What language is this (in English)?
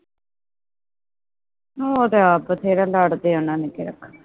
Punjabi